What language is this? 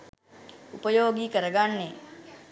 Sinhala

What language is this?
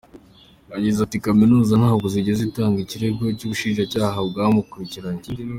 Kinyarwanda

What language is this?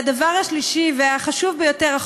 Hebrew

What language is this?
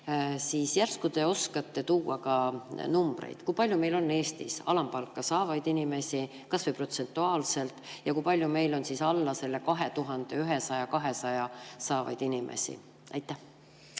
Estonian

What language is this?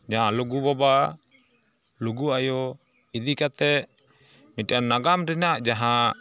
Santali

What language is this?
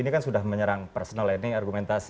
Indonesian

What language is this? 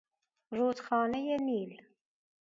Persian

